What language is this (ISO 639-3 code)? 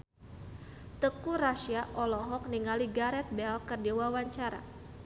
sun